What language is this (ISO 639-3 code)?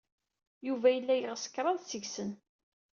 kab